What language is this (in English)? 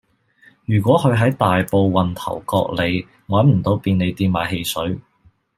Cantonese